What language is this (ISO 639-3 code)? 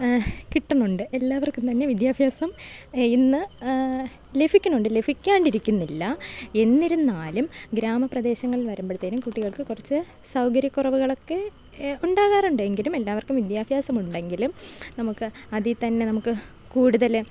mal